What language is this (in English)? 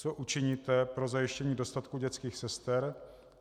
Czech